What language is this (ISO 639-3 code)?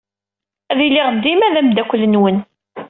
kab